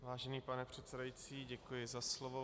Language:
Czech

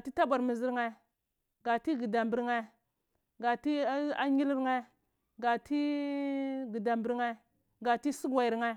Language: Cibak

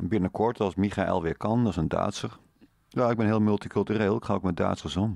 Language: Dutch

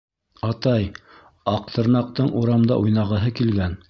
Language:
Bashkir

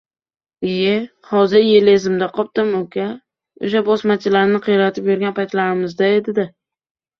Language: Uzbek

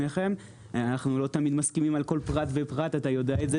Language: Hebrew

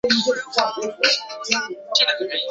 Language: Chinese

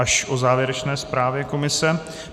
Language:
Czech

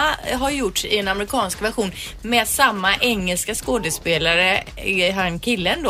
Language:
Swedish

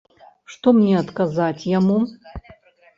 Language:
Belarusian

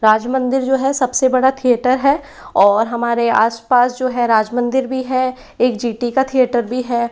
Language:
Hindi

